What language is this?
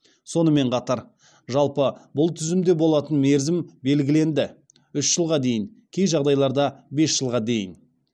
Kazakh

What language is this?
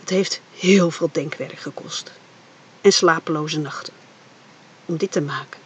Dutch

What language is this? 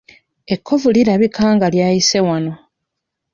Ganda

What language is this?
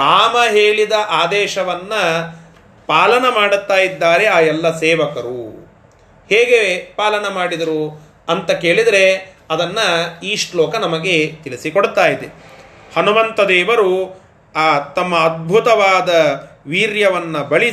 Kannada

